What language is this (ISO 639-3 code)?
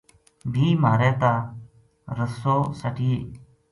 gju